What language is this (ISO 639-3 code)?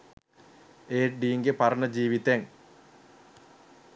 sin